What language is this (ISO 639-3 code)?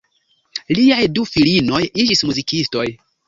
epo